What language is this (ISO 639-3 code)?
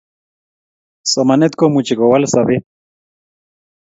kln